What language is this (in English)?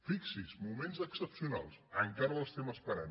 Catalan